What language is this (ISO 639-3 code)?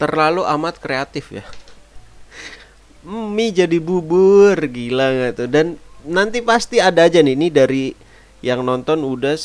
ind